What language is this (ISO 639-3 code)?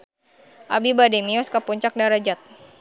sun